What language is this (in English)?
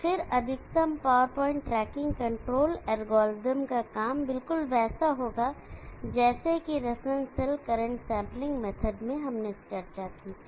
Hindi